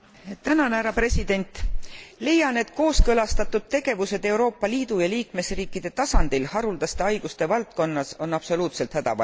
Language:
Estonian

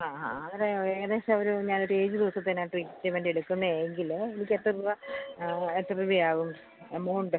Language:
Malayalam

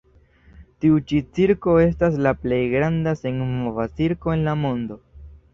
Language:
Esperanto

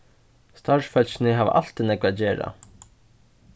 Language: Faroese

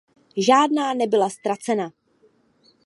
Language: Czech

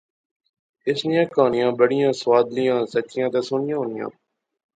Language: Pahari-Potwari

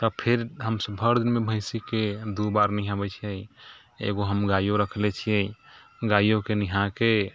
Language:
Maithili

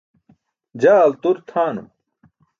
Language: Burushaski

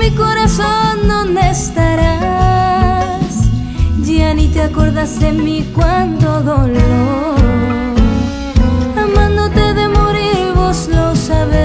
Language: Spanish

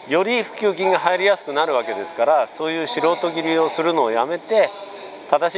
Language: Japanese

